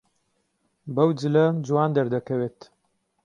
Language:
Central Kurdish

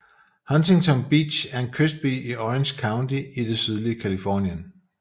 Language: Danish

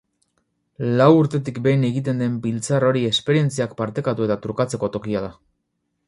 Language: Basque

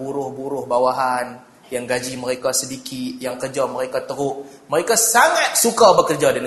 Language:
Malay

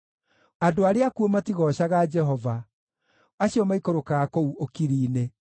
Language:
Kikuyu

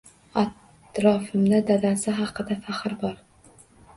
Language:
Uzbek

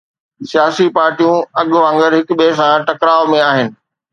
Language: Sindhi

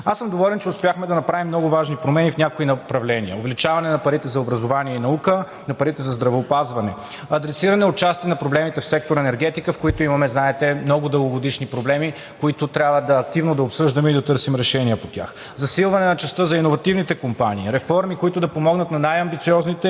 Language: Bulgarian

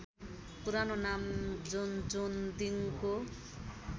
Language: Nepali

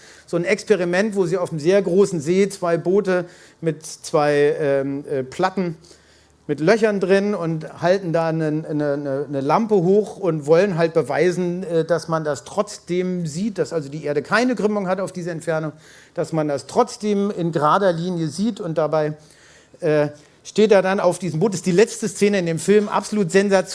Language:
German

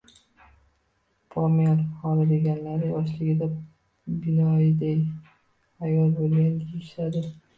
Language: Uzbek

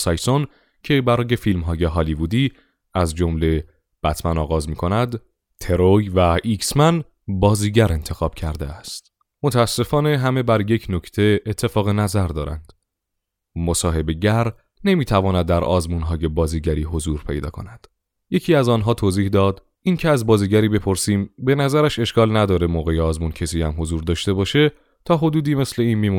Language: Persian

